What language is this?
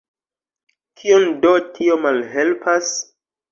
Esperanto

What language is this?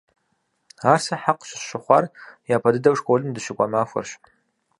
Kabardian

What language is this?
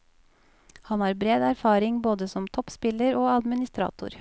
Norwegian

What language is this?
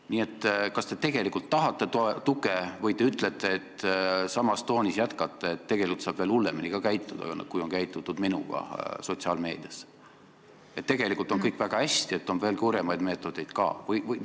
Estonian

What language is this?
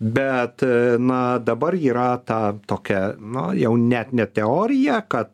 Lithuanian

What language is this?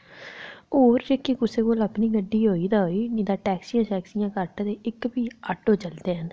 Dogri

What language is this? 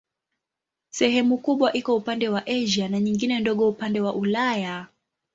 Swahili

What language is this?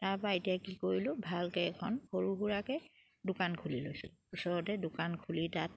Assamese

